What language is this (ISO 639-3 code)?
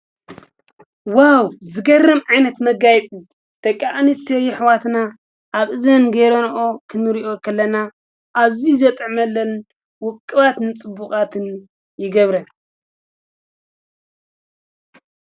tir